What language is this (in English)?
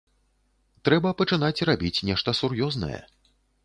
Belarusian